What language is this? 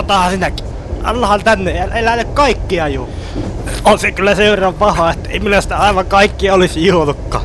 Finnish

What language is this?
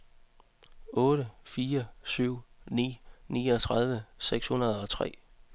Danish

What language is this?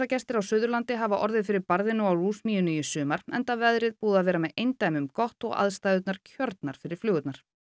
Icelandic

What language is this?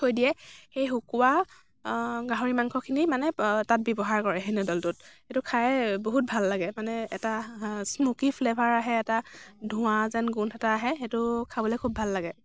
Assamese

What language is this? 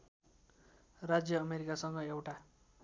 Nepali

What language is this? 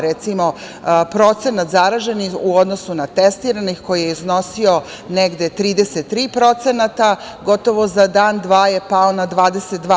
Serbian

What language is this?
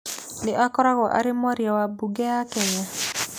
Kikuyu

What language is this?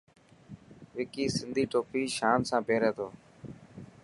Dhatki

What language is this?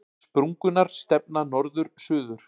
Icelandic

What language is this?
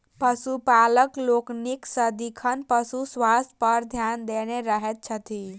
Maithili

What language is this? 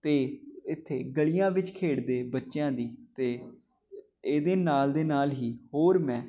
Punjabi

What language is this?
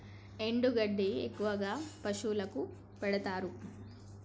Telugu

